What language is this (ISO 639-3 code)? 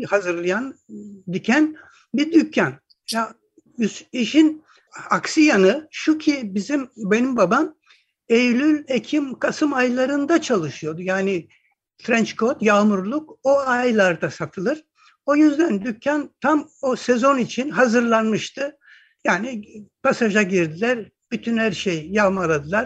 tur